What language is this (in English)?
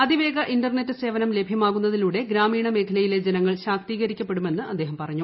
Malayalam